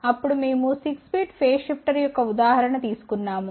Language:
Telugu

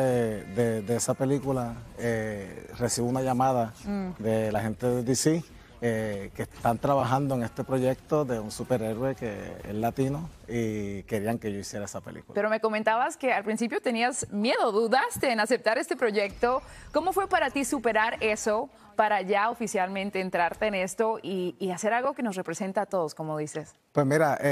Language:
Spanish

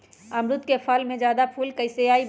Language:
Magahi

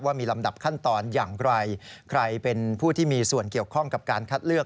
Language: Thai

